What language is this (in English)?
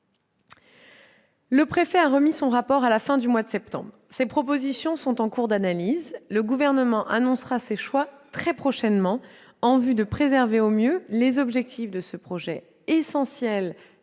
French